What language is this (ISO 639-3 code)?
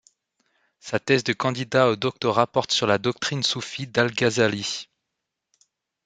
fra